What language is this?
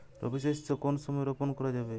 Bangla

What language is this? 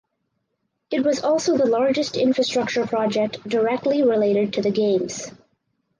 English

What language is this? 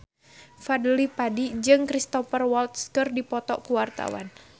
Sundanese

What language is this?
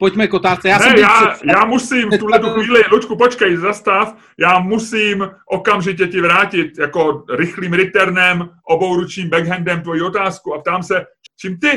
Czech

